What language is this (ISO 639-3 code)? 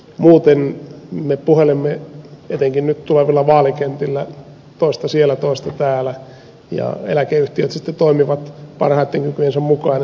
fin